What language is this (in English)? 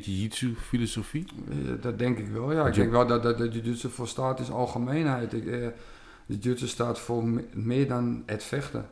Dutch